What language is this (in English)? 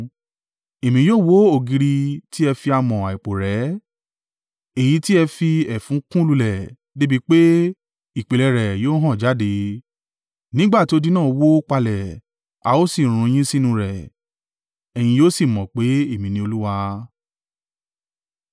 Yoruba